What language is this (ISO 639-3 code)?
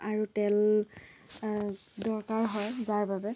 asm